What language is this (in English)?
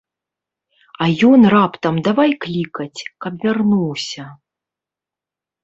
Belarusian